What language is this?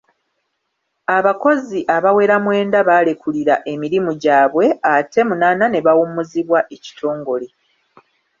Ganda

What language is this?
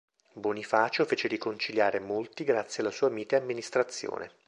Italian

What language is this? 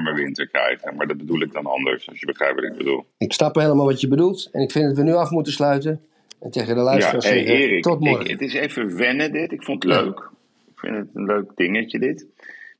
Dutch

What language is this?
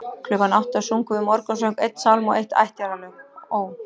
Icelandic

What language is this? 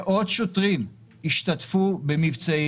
Hebrew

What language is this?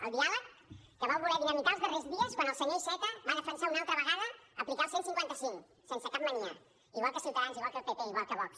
Catalan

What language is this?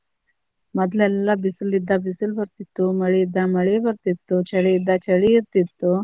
Kannada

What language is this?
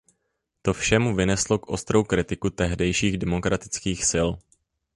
Czech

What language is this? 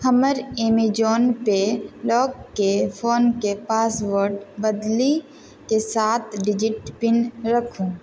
Maithili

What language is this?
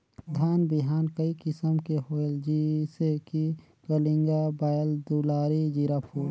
Chhattisgarhi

